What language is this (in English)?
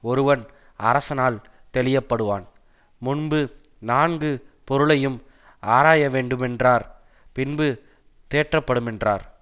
Tamil